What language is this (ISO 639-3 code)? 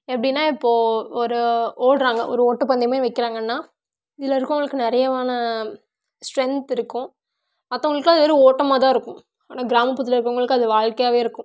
tam